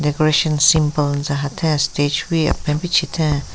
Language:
Southern Rengma Naga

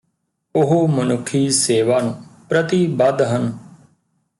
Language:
Punjabi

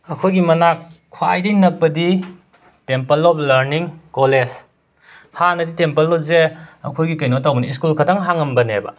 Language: Manipuri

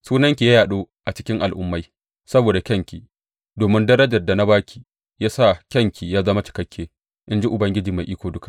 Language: Hausa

